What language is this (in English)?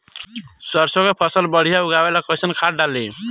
Bhojpuri